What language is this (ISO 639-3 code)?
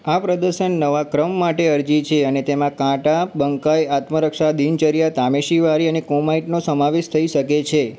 guj